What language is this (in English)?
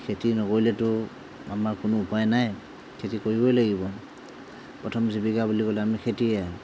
Assamese